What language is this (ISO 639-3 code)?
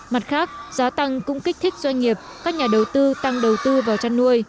vie